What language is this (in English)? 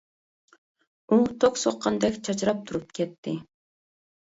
Uyghur